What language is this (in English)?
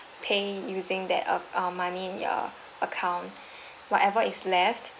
English